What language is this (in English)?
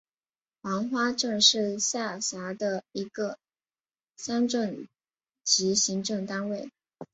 Chinese